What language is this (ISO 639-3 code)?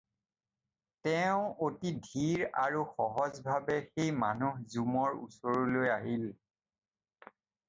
asm